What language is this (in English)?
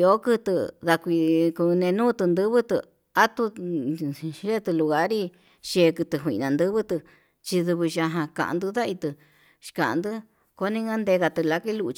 Yutanduchi Mixtec